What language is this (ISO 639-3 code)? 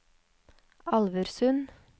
nor